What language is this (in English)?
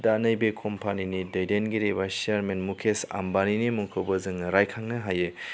Bodo